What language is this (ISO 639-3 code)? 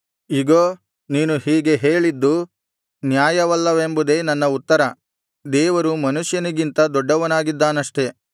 kan